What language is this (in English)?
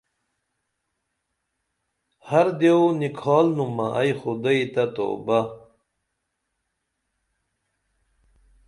Dameli